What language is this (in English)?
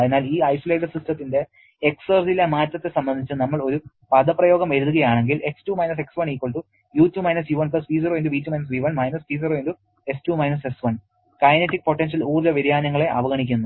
Malayalam